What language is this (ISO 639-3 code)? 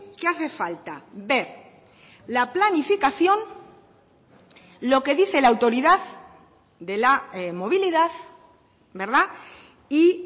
spa